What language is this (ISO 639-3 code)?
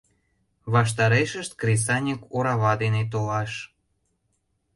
chm